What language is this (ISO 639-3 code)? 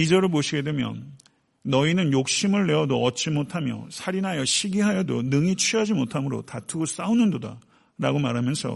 kor